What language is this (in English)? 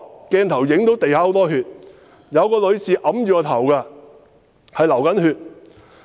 Cantonese